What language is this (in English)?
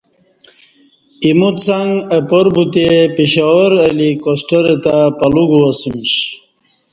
Kati